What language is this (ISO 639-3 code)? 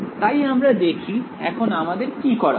ben